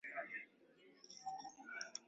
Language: Swahili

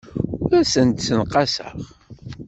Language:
Kabyle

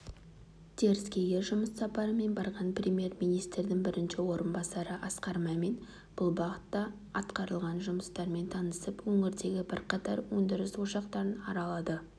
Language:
Kazakh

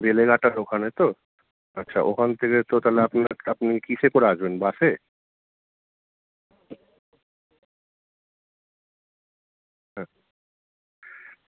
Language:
Bangla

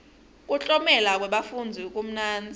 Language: Swati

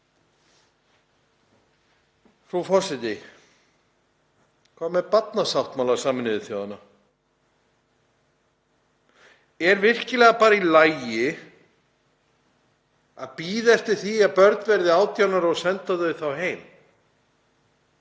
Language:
Icelandic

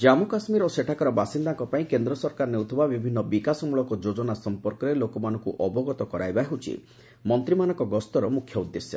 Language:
Odia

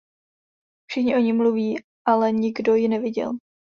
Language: Czech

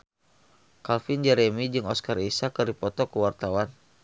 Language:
Sundanese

